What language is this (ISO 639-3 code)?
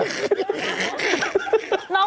tha